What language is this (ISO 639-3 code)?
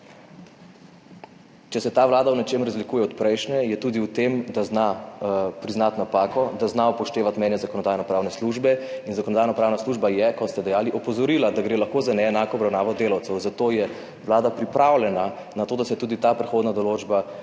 slv